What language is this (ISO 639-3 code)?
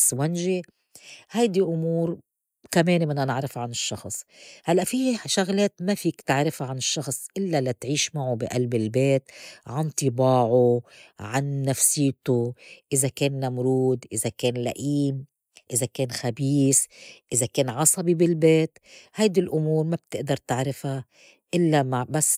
apc